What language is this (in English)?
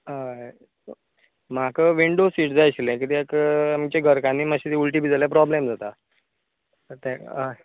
Konkani